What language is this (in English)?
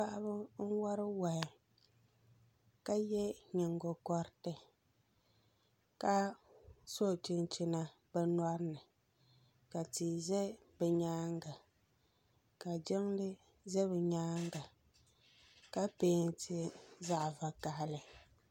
Dagbani